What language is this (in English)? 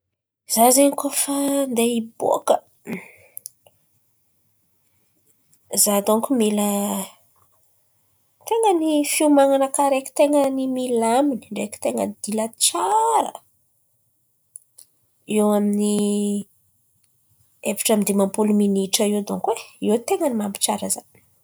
Antankarana Malagasy